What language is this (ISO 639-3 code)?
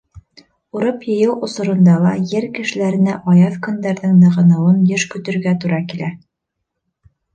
bak